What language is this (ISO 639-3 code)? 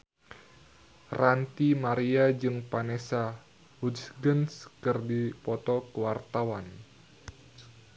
sun